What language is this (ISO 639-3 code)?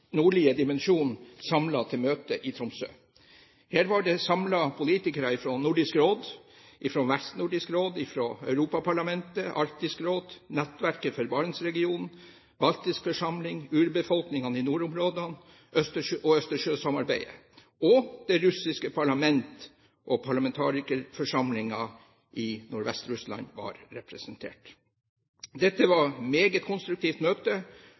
nob